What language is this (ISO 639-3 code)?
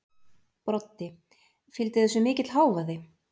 isl